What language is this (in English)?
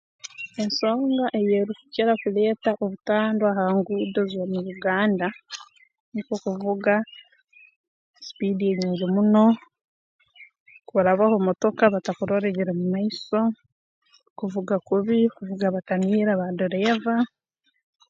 Tooro